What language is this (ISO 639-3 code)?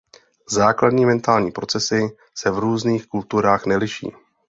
ces